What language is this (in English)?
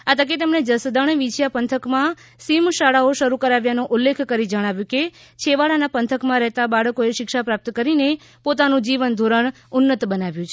Gujarati